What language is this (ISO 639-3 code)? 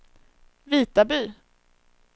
swe